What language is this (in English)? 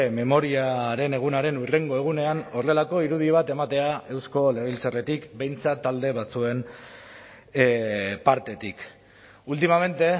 Basque